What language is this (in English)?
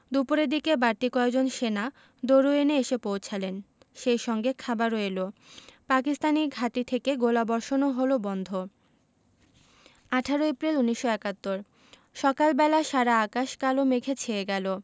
Bangla